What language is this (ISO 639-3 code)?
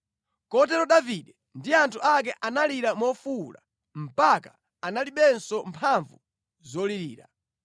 nya